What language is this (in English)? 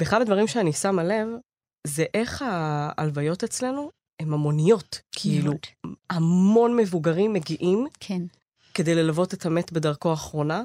Hebrew